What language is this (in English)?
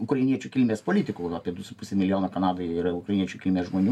Lithuanian